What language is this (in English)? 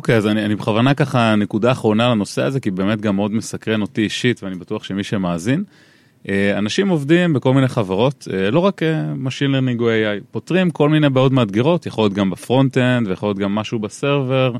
Hebrew